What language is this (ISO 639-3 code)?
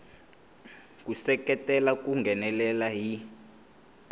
tso